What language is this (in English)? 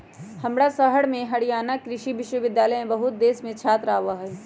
Magahi